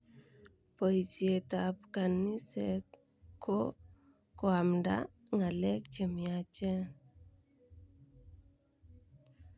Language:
Kalenjin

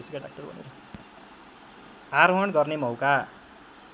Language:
Nepali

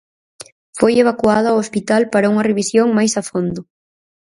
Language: Galician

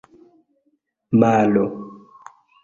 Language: Esperanto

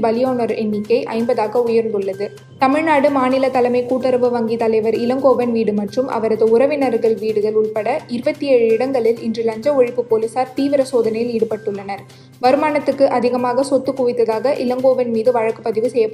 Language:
Tamil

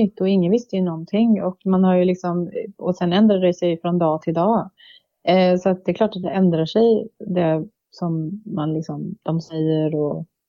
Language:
Swedish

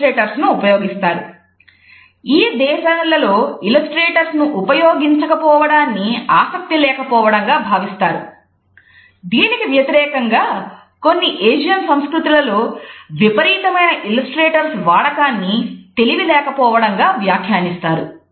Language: Telugu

